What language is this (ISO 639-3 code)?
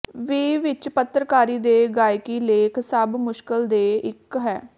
pan